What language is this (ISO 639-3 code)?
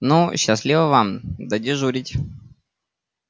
rus